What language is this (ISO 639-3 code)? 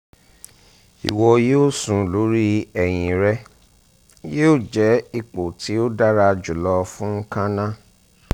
yor